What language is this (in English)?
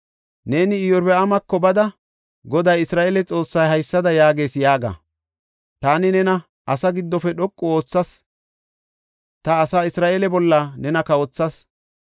Gofa